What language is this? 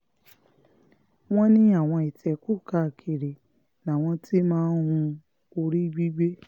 Yoruba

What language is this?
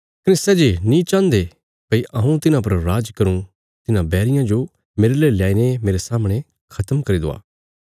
Bilaspuri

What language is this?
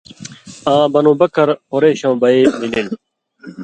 Indus Kohistani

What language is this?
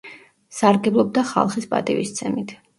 Georgian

